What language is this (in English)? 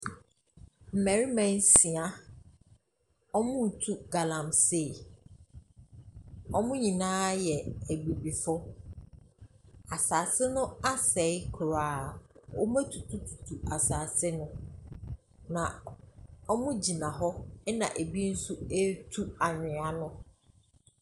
Akan